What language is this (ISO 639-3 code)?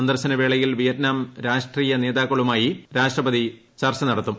mal